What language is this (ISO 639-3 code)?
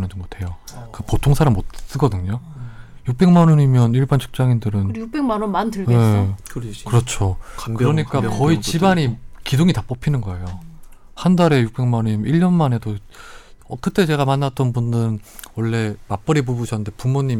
kor